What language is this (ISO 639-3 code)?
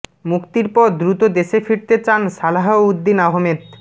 ben